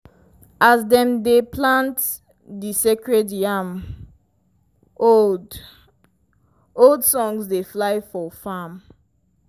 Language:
Nigerian Pidgin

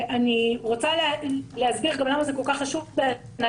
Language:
Hebrew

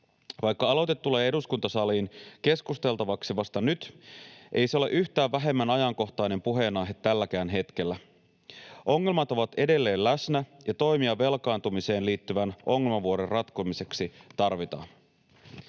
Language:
Finnish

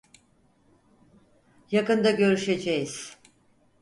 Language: Turkish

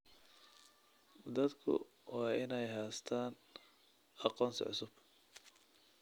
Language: Somali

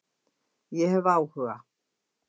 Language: Icelandic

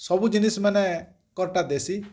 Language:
Odia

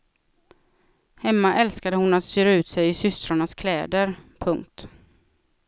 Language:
Swedish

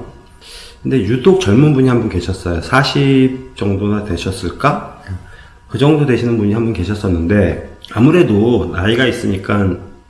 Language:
Korean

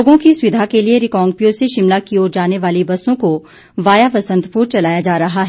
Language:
Hindi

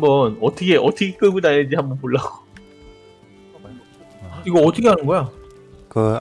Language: Korean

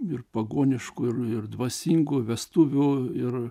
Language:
Lithuanian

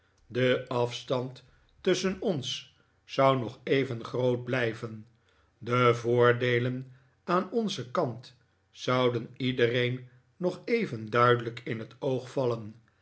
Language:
Dutch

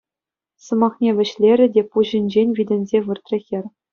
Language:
Chuvash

